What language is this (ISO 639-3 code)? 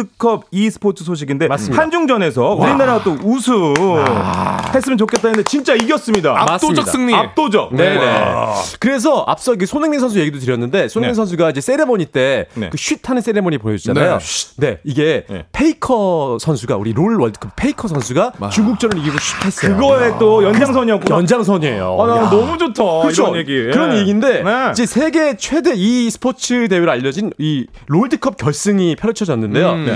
kor